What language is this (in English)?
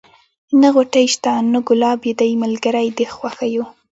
Pashto